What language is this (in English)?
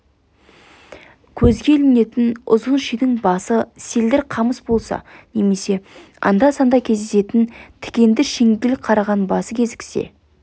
Kazakh